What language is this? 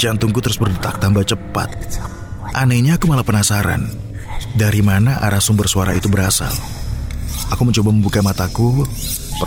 Indonesian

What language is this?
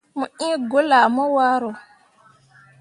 Mundang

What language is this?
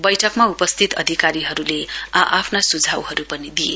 Nepali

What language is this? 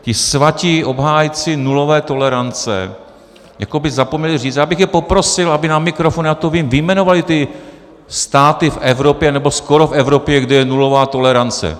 Czech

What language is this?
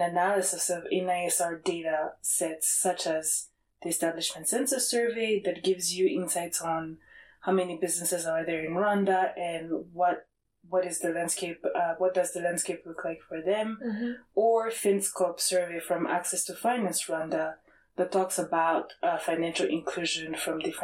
English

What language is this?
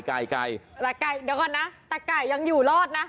Thai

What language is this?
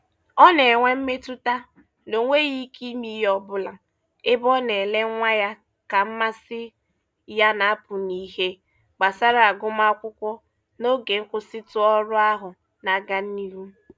Igbo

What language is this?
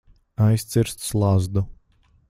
Latvian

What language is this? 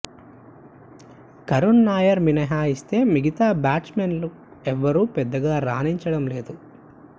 Telugu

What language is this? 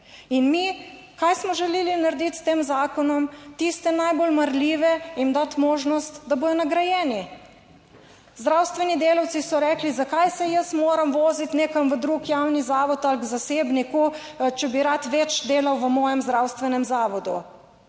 Slovenian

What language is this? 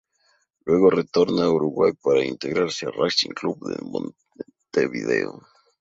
Spanish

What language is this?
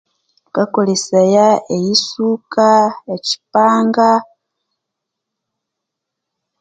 Konzo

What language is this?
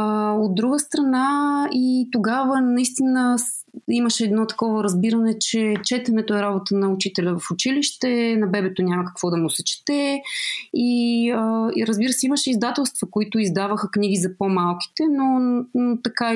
Bulgarian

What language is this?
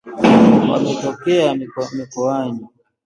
Swahili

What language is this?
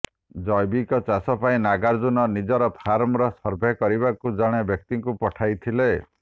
Odia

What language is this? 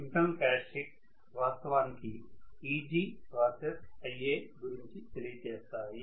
Telugu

